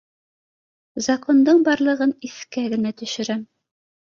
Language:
Bashkir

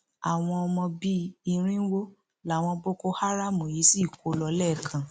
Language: Yoruba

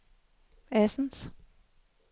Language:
Danish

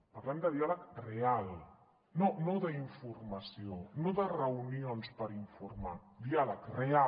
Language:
Catalan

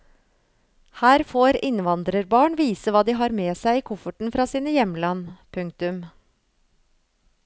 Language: Norwegian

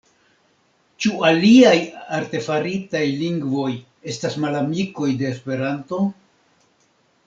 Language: Esperanto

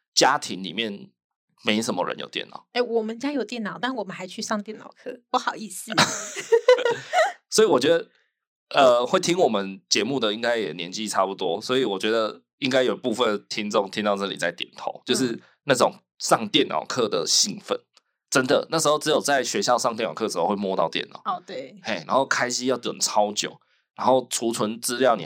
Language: Chinese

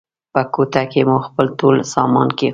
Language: Pashto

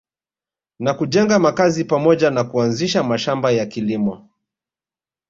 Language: Swahili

